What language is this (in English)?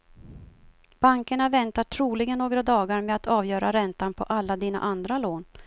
Swedish